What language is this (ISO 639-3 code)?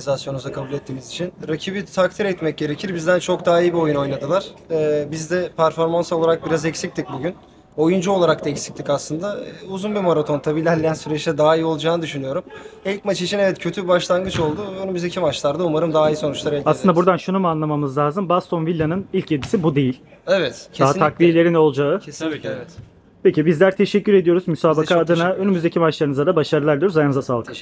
tur